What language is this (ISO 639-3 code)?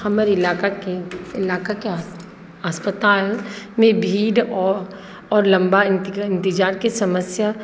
mai